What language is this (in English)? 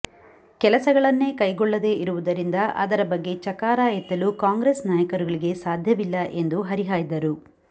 Kannada